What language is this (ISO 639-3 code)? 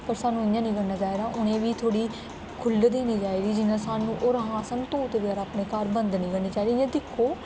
doi